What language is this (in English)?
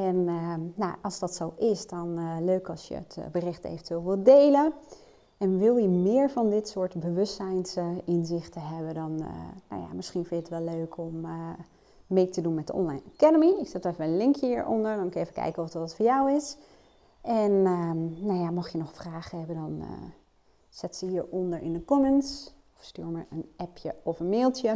Dutch